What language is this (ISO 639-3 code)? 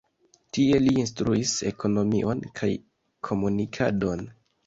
epo